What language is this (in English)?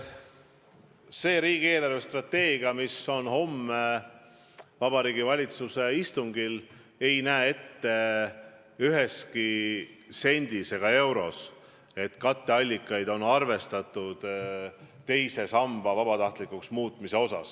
Estonian